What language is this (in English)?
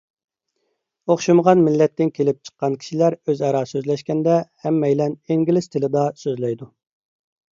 Uyghur